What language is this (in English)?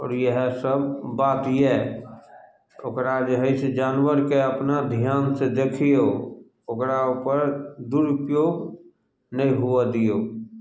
Maithili